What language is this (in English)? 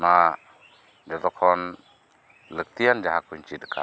Santali